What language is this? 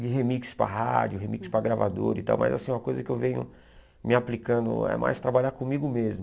Portuguese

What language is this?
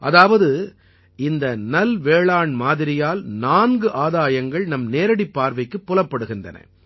Tamil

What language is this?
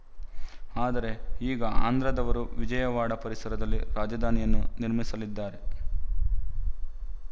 Kannada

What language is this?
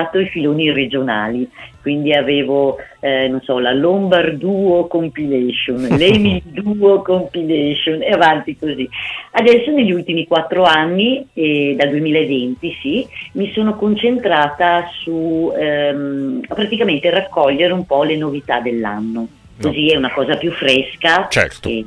Italian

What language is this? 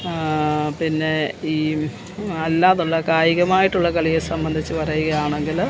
Malayalam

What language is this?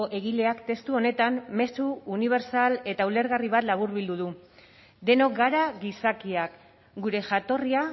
Basque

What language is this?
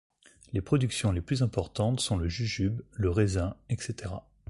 French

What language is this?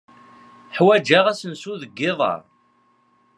Kabyle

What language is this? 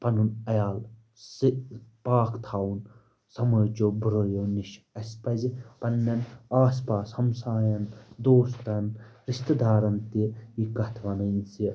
Kashmiri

